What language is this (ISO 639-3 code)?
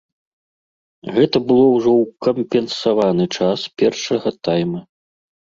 bel